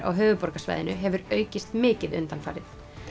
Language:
Icelandic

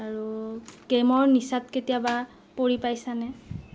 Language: Assamese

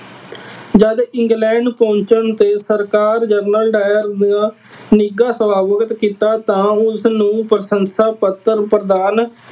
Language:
Punjabi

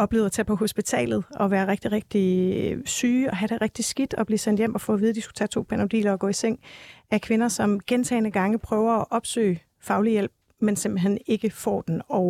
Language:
Danish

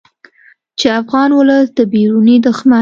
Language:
Pashto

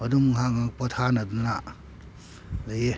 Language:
Manipuri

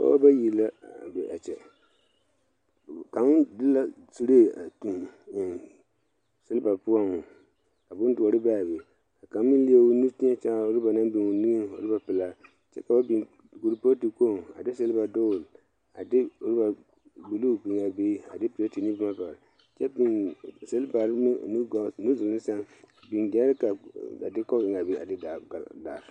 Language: Southern Dagaare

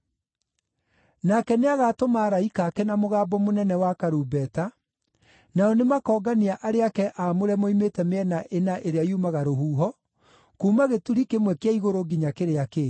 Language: Kikuyu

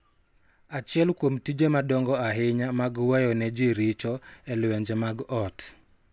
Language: Luo (Kenya and Tanzania)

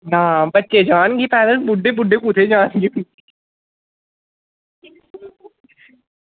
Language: Dogri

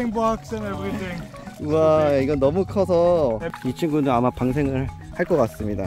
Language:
Korean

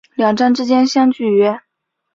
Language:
Chinese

